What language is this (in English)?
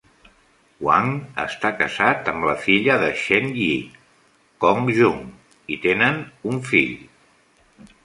Catalan